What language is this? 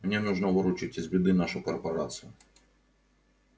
Russian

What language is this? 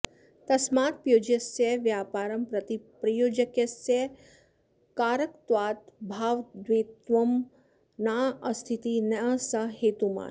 Sanskrit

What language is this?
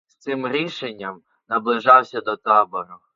Ukrainian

